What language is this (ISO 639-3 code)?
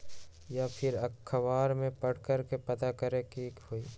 mag